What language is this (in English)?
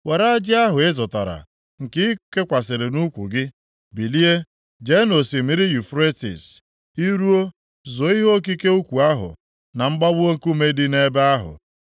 Igbo